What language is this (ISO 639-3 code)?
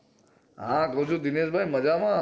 guj